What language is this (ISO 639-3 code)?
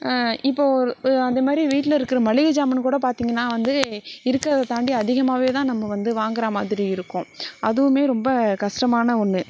tam